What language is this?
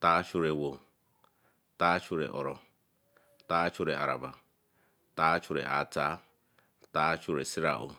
Eleme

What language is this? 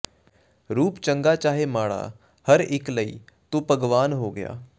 Punjabi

